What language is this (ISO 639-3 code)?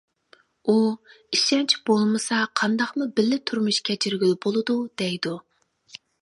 uig